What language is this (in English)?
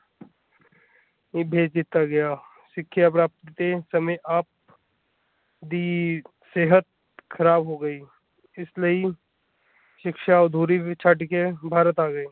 Punjabi